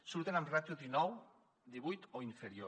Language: Catalan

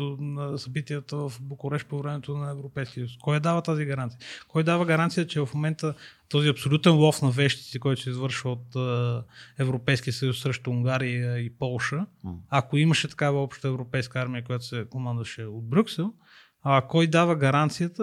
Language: Bulgarian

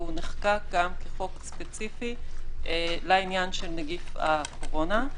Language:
Hebrew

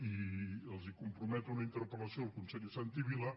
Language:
Catalan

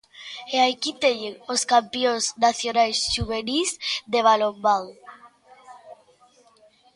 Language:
Galician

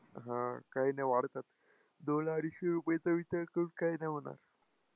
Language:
Marathi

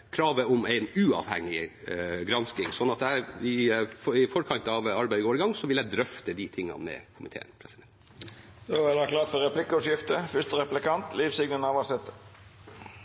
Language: Norwegian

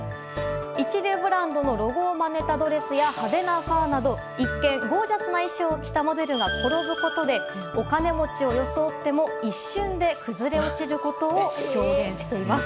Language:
Japanese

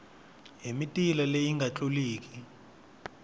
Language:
Tsonga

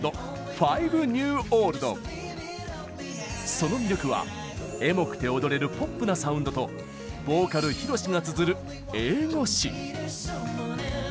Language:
Japanese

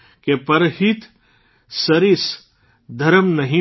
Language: Gujarati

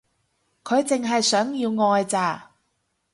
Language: Cantonese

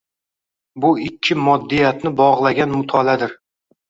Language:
Uzbek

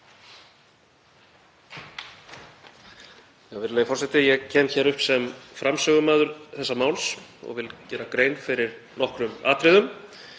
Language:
Icelandic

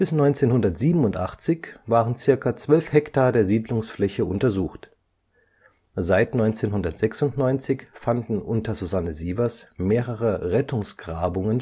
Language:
German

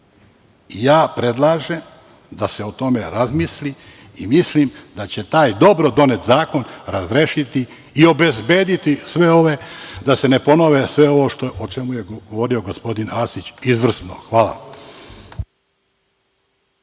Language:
Serbian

